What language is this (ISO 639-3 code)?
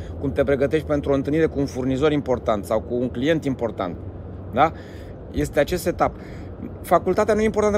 ron